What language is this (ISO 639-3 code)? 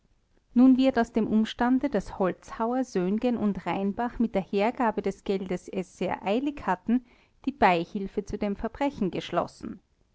deu